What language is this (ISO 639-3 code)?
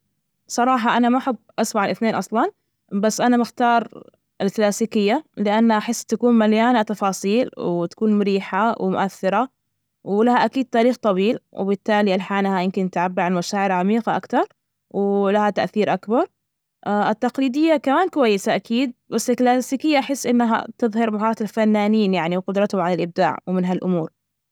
ars